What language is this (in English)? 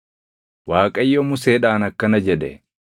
Oromo